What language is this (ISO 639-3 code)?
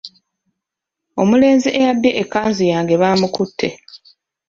lug